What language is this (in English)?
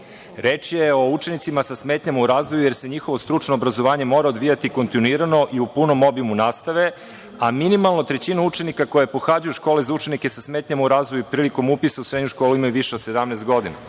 Serbian